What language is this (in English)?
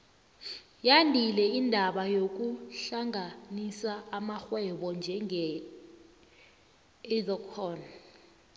South Ndebele